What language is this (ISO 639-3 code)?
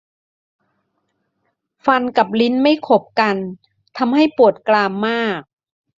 tha